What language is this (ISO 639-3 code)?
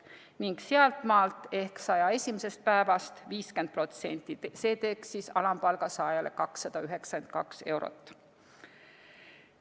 est